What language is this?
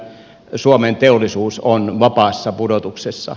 Finnish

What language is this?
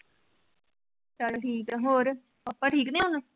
Punjabi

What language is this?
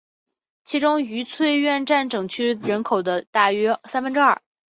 Chinese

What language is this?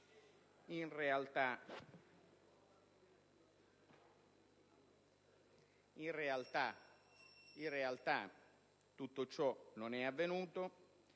Italian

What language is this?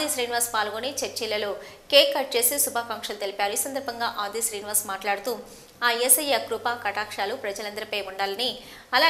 Telugu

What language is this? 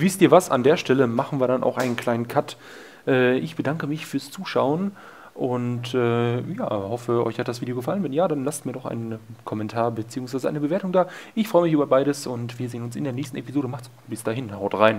German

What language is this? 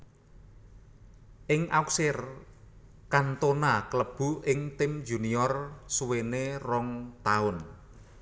Javanese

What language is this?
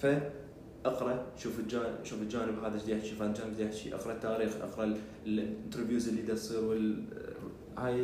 Arabic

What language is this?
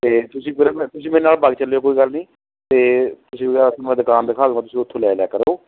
Punjabi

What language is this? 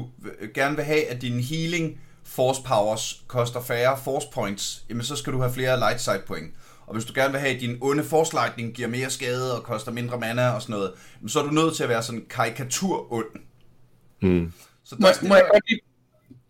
Danish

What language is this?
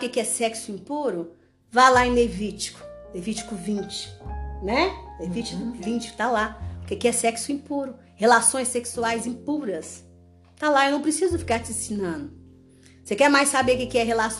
Portuguese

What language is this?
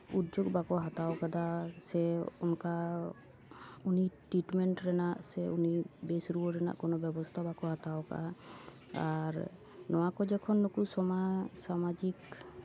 Santali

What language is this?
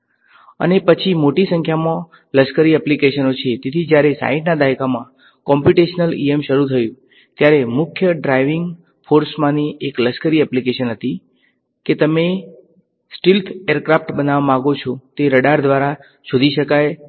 Gujarati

